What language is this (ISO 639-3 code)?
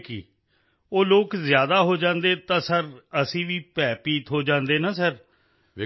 pan